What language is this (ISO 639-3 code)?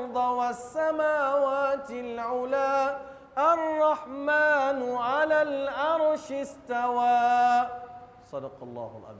msa